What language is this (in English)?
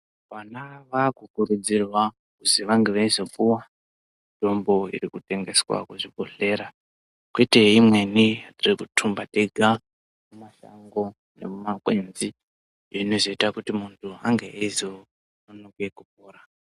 Ndau